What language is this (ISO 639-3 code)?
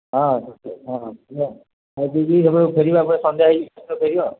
ori